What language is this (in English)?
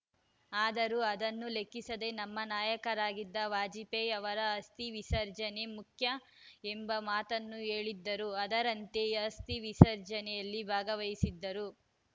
Kannada